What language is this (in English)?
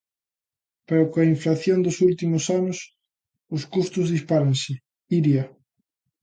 Galician